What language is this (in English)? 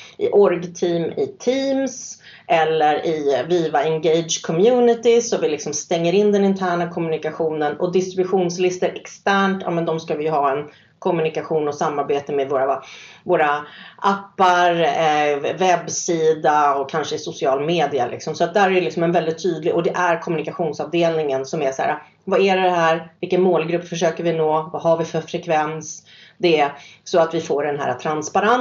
Swedish